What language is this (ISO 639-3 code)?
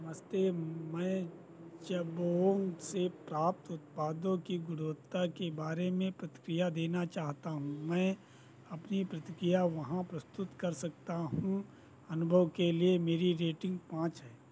hin